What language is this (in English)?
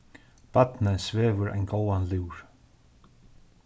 Faroese